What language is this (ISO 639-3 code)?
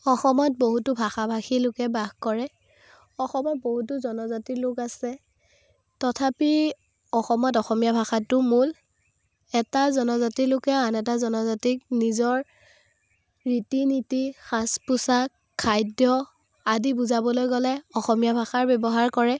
asm